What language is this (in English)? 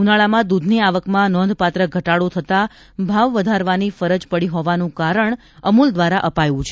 Gujarati